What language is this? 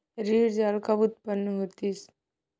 Chhattisgarhi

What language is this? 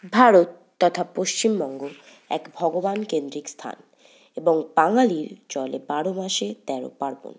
Bangla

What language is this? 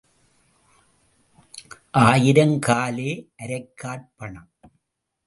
Tamil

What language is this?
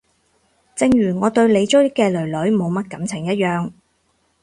Cantonese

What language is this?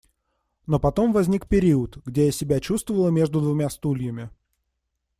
Russian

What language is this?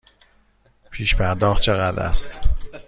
Persian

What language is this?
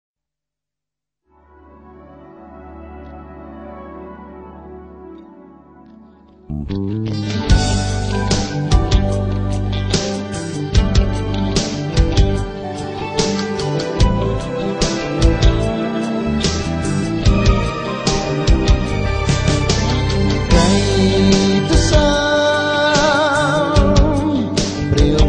Arabic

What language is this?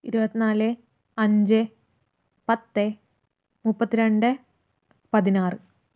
Malayalam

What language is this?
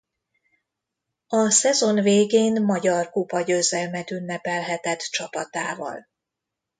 Hungarian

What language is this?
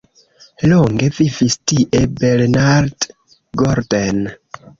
Esperanto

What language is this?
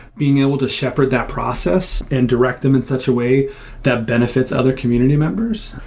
English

